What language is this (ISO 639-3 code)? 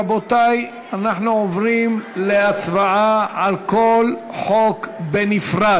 heb